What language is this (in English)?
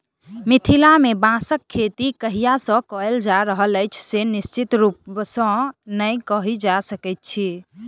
Maithili